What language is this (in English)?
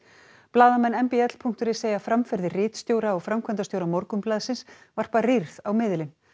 Icelandic